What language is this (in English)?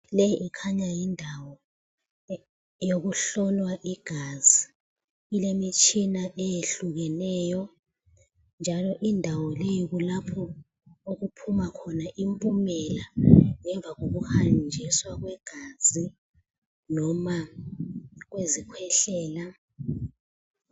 North Ndebele